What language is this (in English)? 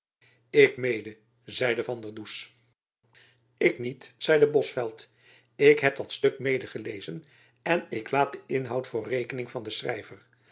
Dutch